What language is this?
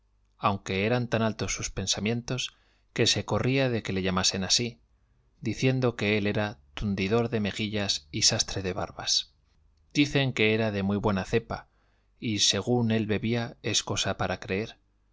Spanish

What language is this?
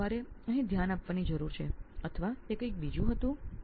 Gujarati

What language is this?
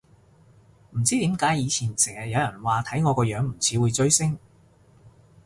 Cantonese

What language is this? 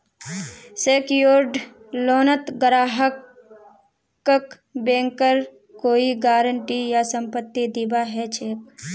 Magahi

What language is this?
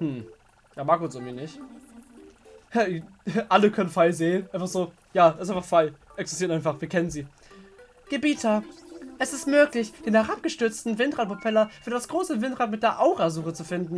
German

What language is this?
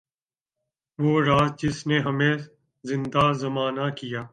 Urdu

